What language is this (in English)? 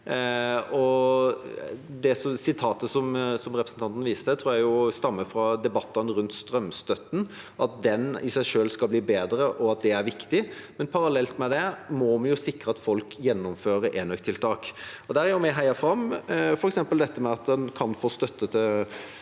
Norwegian